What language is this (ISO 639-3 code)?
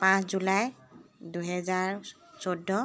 asm